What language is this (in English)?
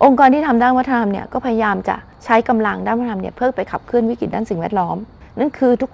Thai